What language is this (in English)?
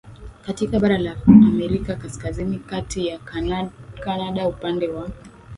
Swahili